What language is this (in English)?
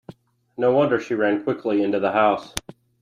English